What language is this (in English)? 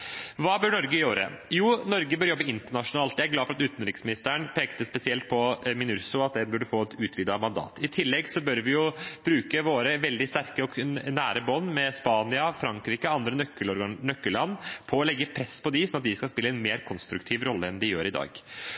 Norwegian Bokmål